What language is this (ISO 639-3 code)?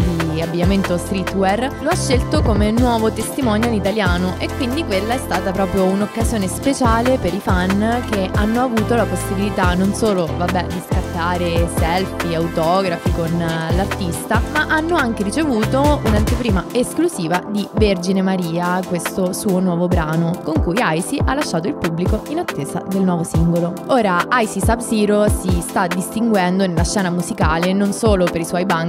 ita